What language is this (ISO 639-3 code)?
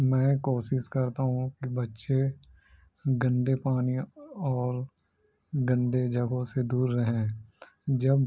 urd